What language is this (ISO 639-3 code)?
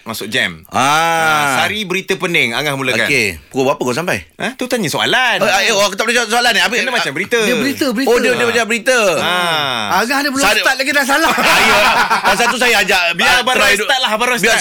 msa